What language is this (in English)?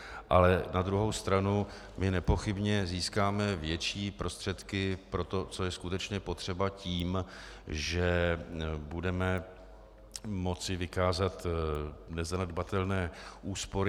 Czech